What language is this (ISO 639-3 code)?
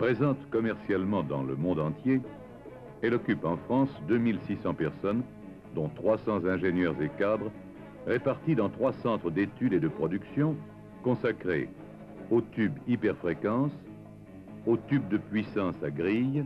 fra